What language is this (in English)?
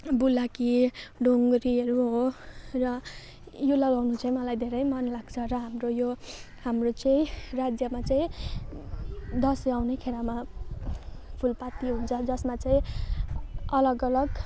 Nepali